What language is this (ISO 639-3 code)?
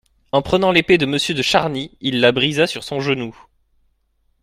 fra